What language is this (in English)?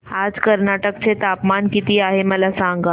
Marathi